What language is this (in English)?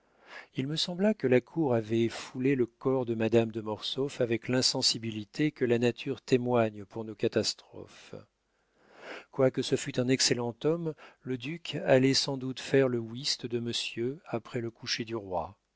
French